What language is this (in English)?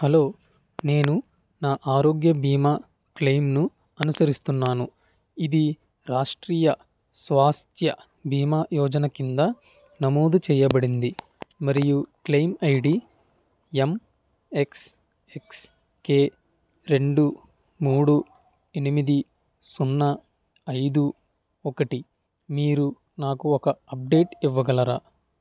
Telugu